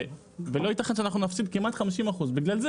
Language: Hebrew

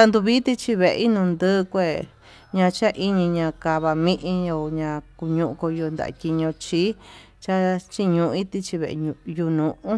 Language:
Tututepec Mixtec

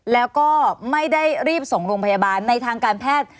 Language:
Thai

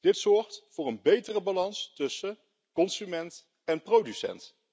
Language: Dutch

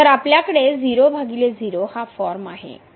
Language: Marathi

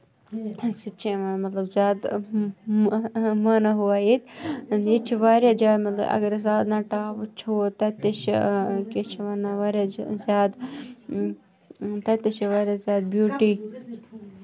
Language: Kashmiri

